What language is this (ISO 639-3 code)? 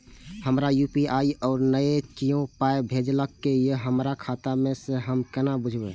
mai